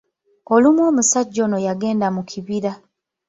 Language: Ganda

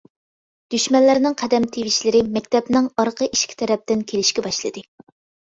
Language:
Uyghur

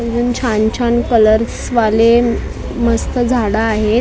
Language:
Marathi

